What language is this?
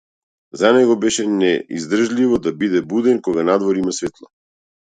Macedonian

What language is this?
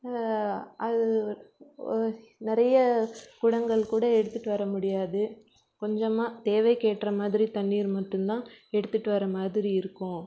Tamil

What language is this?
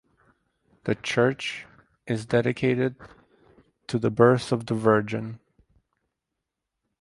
English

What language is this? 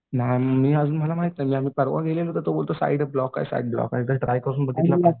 Marathi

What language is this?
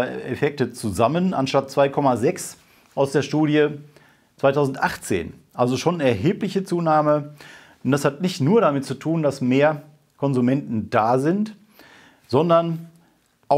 German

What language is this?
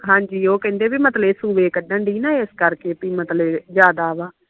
Punjabi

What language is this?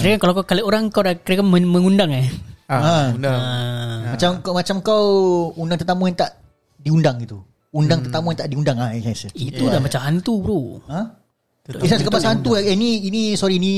Malay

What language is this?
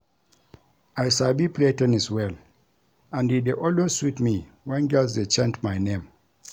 Nigerian Pidgin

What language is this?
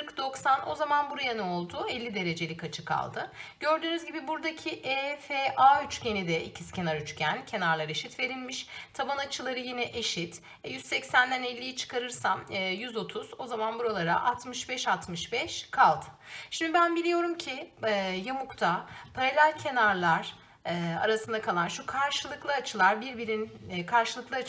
Turkish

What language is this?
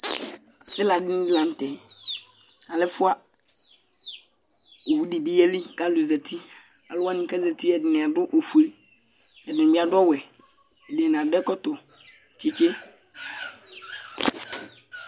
Ikposo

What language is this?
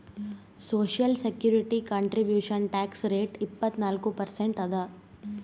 Kannada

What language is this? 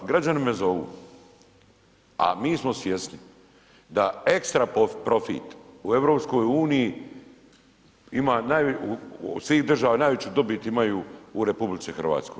Croatian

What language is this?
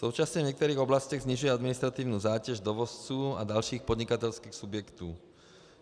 Czech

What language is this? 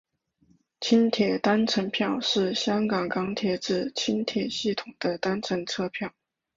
Chinese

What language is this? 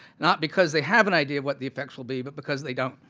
English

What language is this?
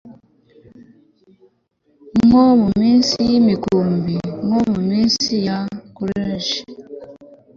Kinyarwanda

